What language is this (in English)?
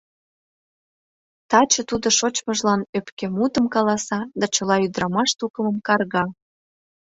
Mari